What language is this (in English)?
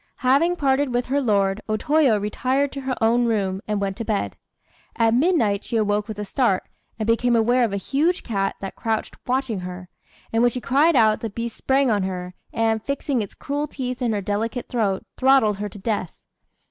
English